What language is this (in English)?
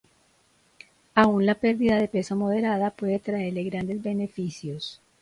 Spanish